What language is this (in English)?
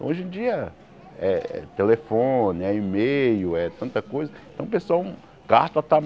Portuguese